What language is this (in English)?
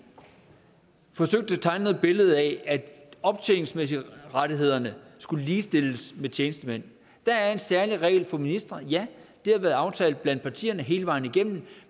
Danish